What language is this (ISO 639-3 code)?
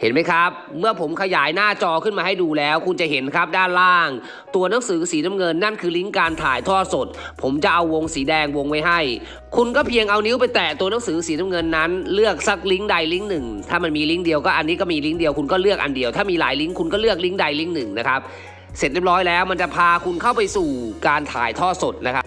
tha